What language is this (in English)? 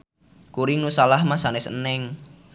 Sundanese